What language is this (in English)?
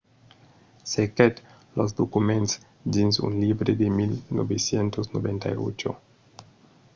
Occitan